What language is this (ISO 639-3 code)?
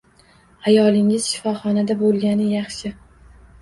uzb